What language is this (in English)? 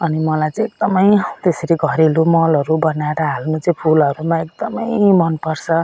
Nepali